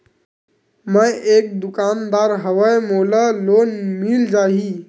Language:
Chhattisgarhi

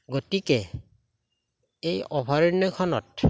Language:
Assamese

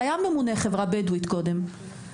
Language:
Hebrew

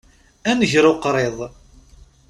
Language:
Kabyle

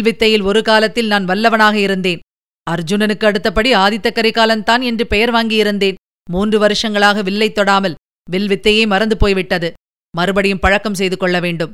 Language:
Tamil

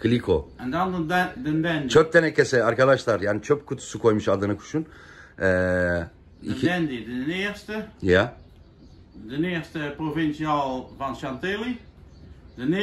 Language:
Turkish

